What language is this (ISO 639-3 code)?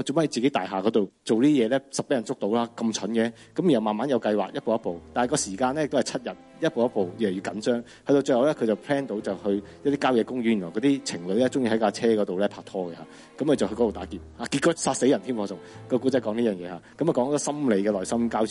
zho